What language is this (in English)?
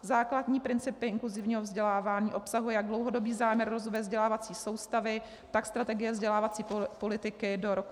Czech